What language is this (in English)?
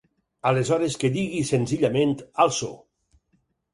Catalan